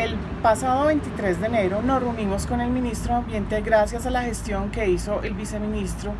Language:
Spanish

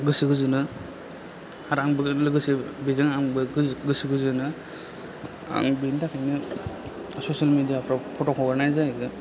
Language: Bodo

